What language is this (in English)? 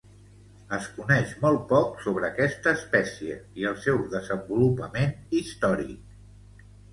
Catalan